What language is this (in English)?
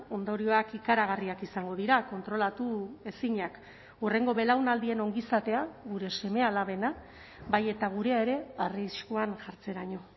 Basque